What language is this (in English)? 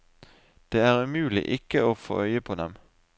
Norwegian